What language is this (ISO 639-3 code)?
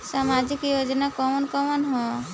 bho